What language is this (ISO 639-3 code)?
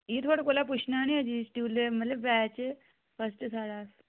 doi